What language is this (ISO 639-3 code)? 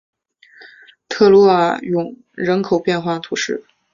zho